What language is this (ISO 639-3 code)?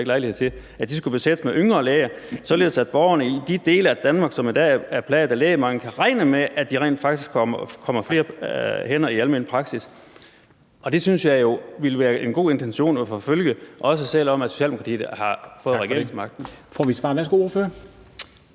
dan